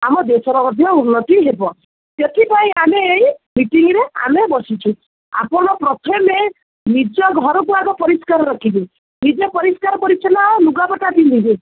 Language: Odia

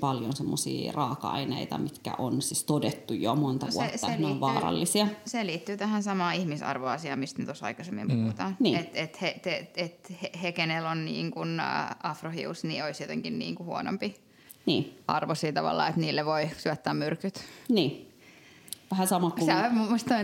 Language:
Finnish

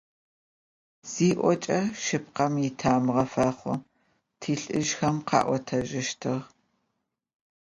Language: Adyghe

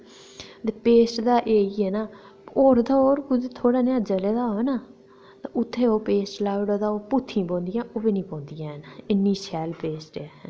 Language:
Dogri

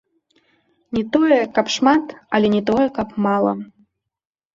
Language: Belarusian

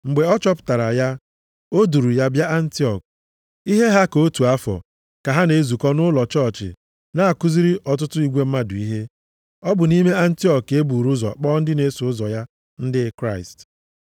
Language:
Igbo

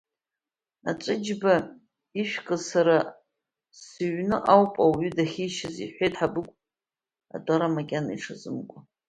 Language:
Abkhazian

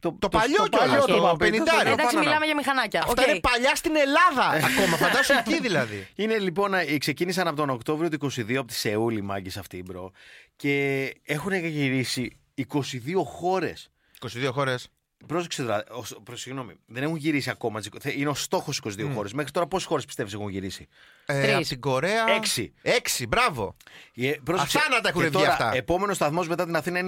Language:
Greek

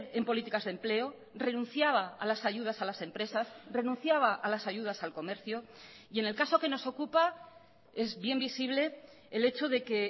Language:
Spanish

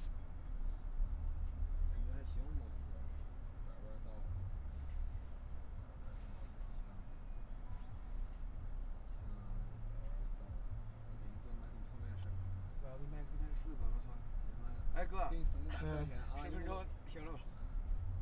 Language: Chinese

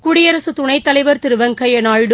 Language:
Tamil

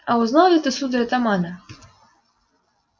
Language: Russian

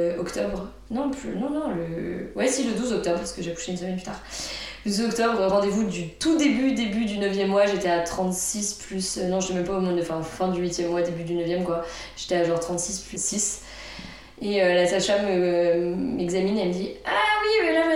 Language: French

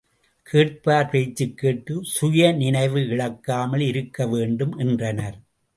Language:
Tamil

